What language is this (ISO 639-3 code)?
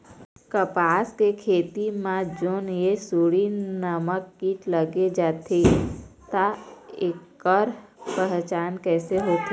hne